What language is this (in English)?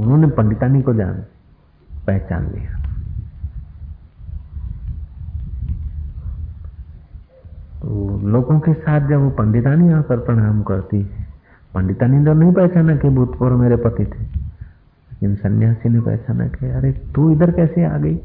Hindi